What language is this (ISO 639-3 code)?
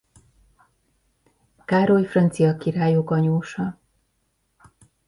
hun